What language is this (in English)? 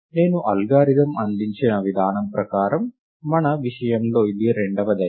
Telugu